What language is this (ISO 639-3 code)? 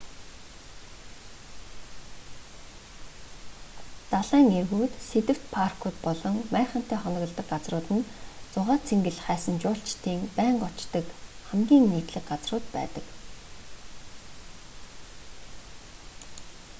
mon